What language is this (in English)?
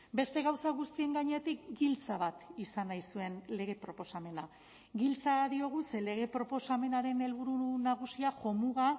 Basque